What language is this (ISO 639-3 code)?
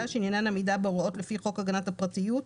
heb